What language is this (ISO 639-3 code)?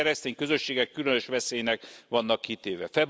hun